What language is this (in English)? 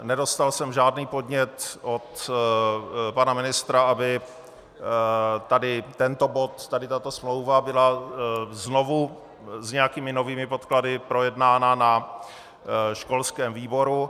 Czech